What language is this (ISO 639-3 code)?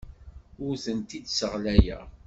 kab